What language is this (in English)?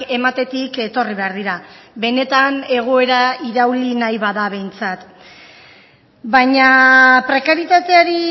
Basque